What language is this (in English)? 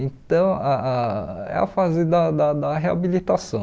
Portuguese